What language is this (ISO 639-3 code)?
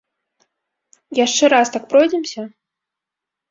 bel